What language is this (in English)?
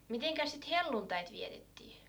Finnish